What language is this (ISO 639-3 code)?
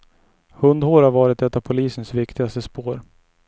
swe